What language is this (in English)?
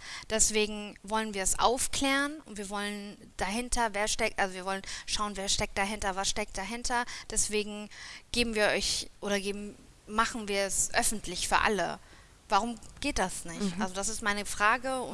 German